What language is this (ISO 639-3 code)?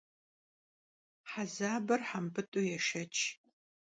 kbd